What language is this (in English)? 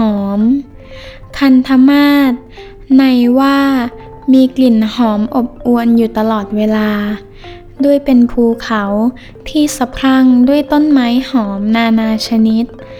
Thai